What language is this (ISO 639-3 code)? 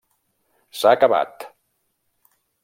cat